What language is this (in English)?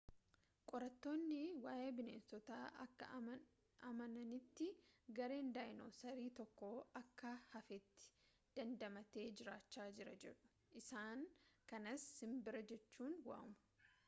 Oromo